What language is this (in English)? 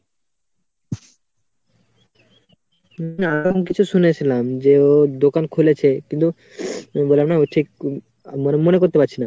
Bangla